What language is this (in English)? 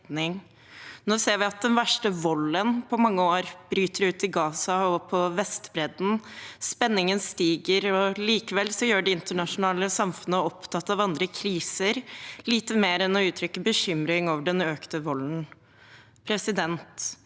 Norwegian